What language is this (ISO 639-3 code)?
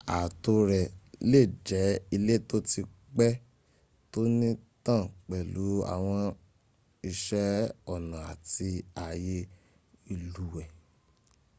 yor